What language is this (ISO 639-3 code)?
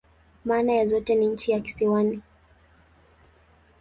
swa